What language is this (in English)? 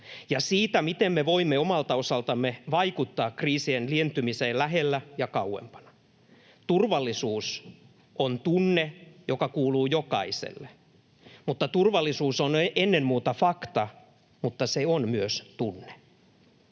Finnish